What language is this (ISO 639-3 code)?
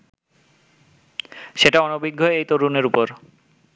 ben